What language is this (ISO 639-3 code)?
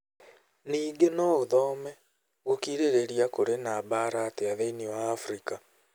kik